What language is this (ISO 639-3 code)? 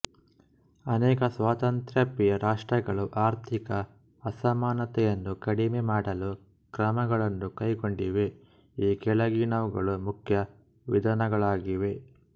kan